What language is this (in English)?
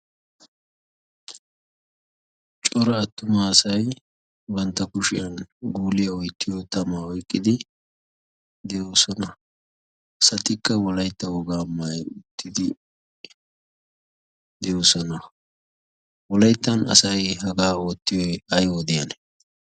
Wolaytta